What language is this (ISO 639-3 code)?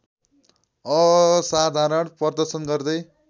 nep